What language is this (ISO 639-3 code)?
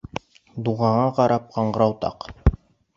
bak